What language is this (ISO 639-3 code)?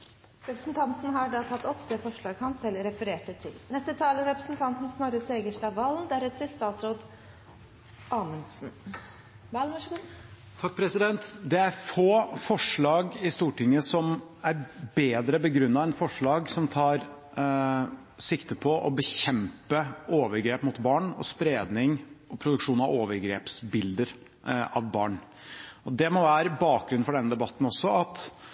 nob